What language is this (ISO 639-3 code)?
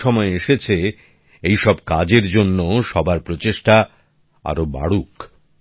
ben